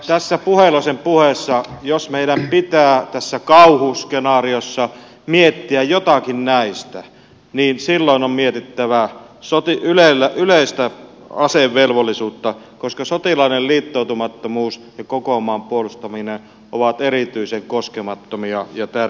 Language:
Finnish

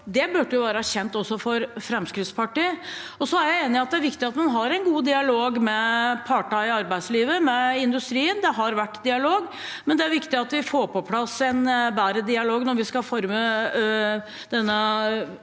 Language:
Norwegian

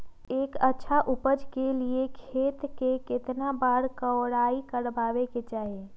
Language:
Magahi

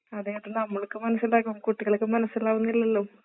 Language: Malayalam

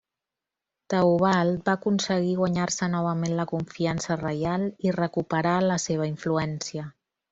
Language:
Catalan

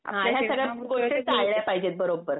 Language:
Marathi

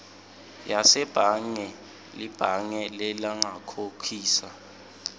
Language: Swati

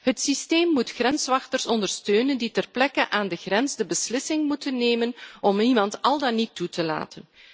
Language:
Dutch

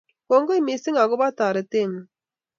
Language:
Kalenjin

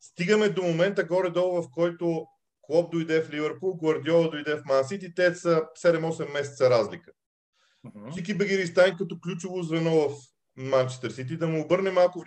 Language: Bulgarian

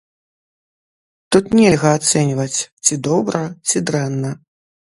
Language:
Belarusian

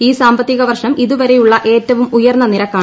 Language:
Malayalam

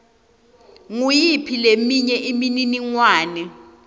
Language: Swati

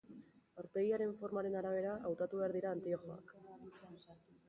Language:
Basque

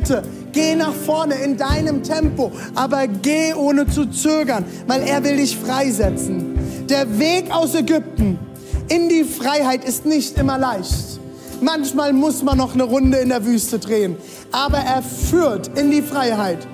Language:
German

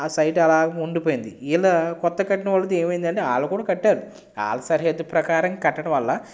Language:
Telugu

